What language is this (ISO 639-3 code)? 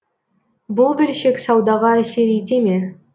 kaz